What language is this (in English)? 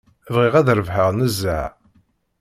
Kabyle